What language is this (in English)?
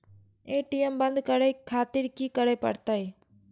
Maithili